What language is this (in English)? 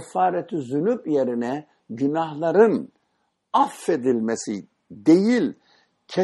Turkish